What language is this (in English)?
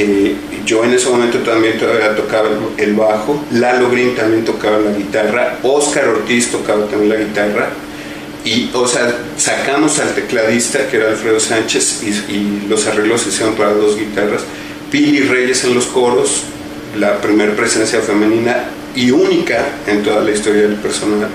Spanish